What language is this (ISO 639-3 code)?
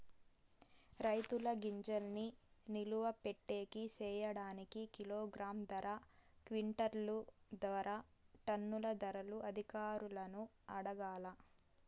tel